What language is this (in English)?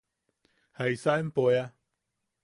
Yaqui